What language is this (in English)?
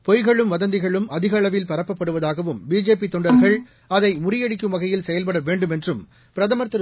Tamil